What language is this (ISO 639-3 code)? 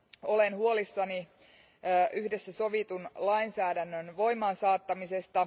fin